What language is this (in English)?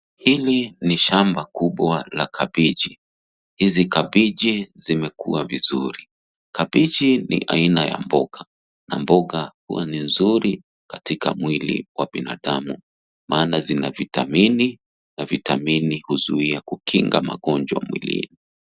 Swahili